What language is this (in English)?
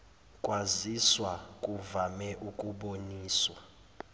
Zulu